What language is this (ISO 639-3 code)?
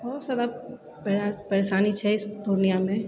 mai